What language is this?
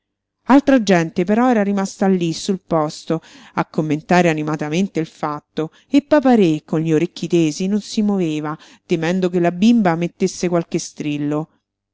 Italian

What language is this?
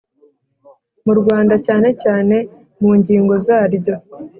Kinyarwanda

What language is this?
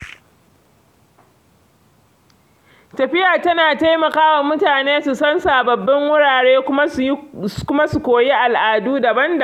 Hausa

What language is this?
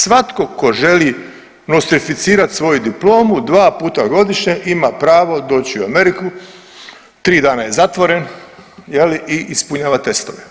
Croatian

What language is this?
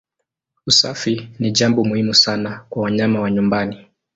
Swahili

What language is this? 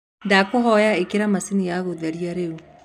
Kikuyu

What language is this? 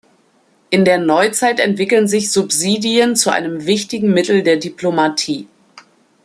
German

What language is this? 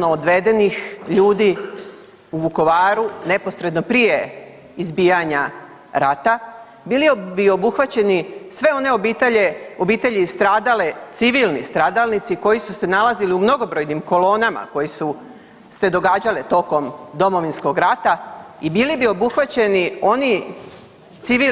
Croatian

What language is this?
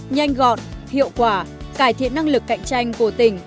Vietnamese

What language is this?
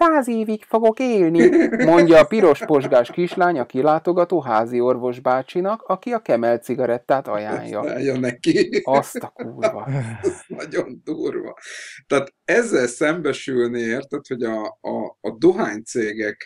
Hungarian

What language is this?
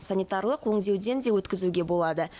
Kazakh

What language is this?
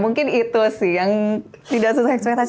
Indonesian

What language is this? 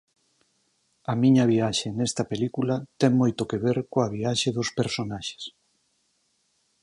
Galician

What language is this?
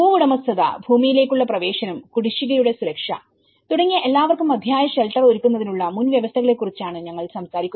Malayalam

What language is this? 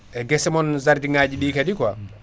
Fula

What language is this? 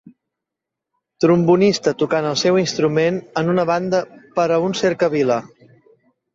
Catalan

